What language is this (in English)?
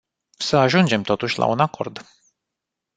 Romanian